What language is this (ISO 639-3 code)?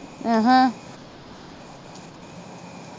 pan